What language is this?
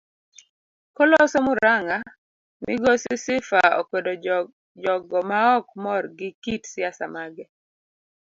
Luo (Kenya and Tanzania)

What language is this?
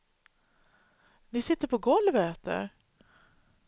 Swedish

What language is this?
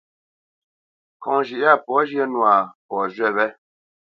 Bamenyam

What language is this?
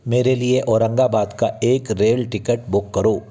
Hindi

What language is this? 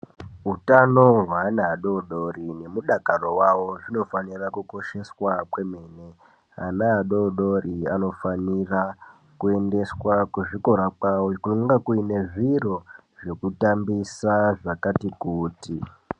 Ndau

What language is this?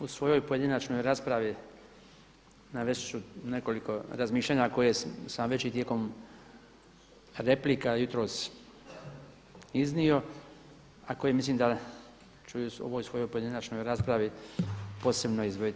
Croatian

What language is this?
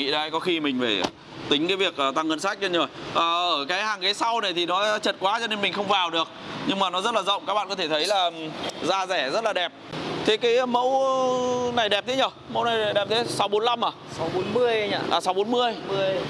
Vietnamese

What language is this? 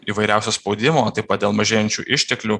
Lithuanian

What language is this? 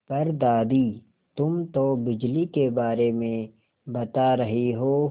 Hindi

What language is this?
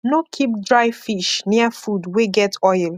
Nigerian Pidgin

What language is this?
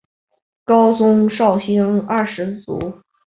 Chinese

